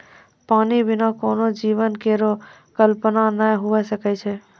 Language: Maithili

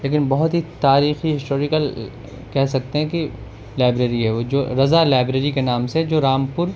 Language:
Urdu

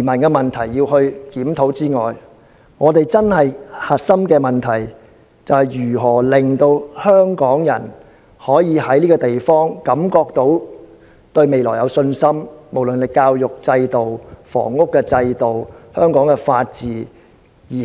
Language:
Cantonese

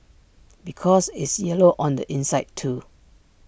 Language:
English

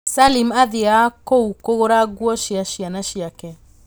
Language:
Kikuyu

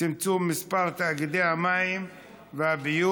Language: Hebrew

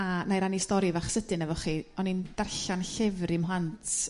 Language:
Welsh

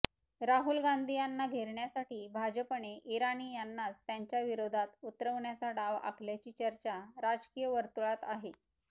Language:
Marathi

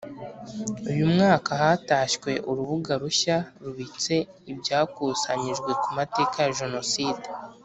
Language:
Kinyarwanda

